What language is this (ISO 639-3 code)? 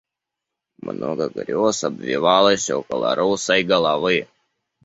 rus